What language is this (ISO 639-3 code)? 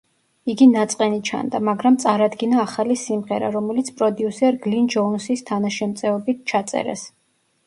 kat